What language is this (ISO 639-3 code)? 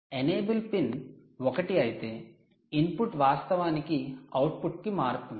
tel